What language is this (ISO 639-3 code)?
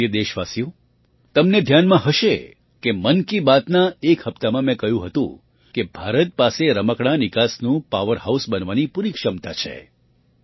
guj